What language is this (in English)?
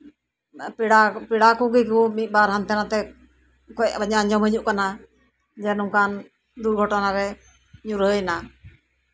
Santali